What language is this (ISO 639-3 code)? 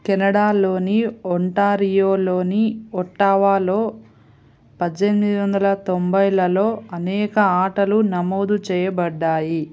tel